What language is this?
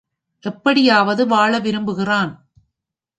Tamil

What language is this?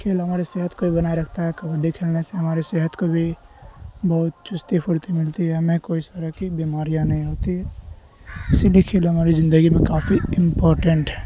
Urdu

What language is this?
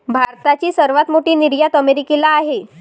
Marathi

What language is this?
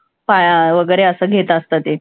Marathi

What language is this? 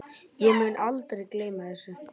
Icelandic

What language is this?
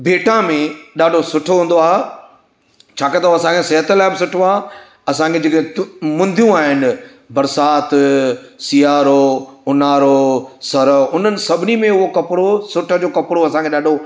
Sindhi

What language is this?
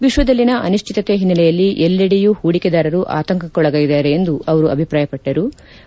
Kannada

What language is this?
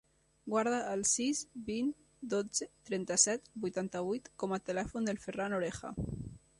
Catalan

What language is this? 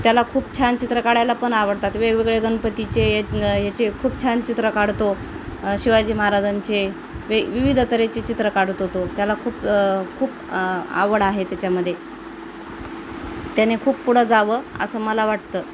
Marathi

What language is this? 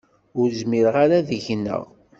Kabyle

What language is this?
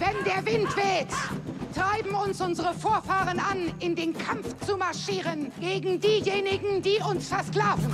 German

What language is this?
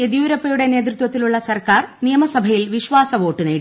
Malayalam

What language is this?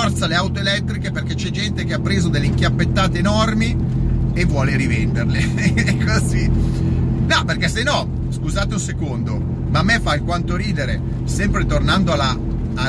Italian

